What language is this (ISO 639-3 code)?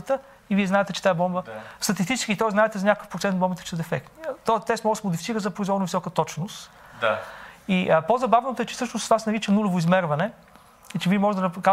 bul